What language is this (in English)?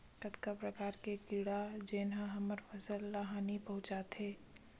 Chhattisgarhi